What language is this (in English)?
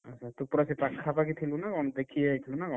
Odia